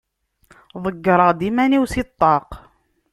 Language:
Kabyle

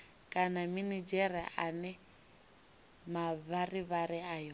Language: Venda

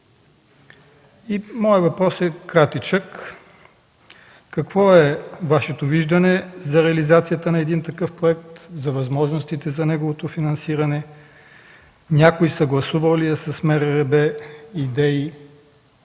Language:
Bulgarian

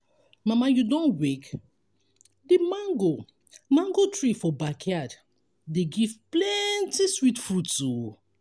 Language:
Nigerian Pidgin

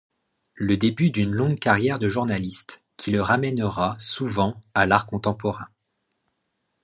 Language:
French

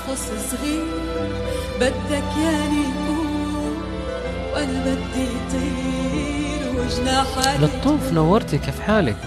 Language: Arabic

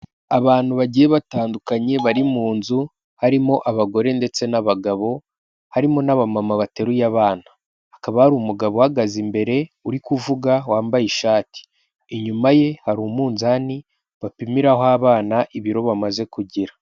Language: Kinyarwanda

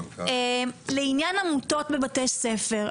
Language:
Hebrew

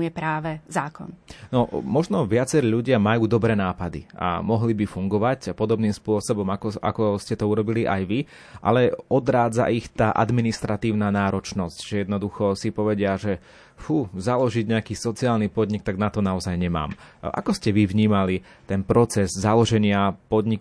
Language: Slovak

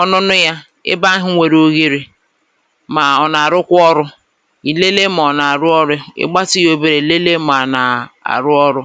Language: Igbo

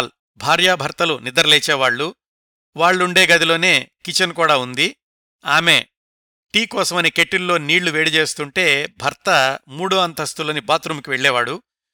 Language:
Telugu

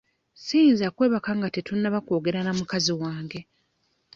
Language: Ganda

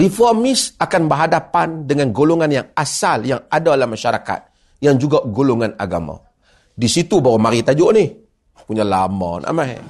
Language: Malay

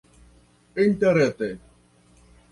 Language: Esperanto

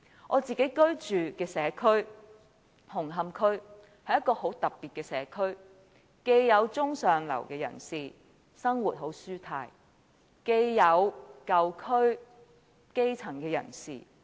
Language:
Cantonese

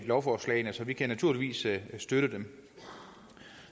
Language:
Danish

